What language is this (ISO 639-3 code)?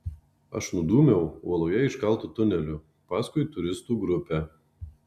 lit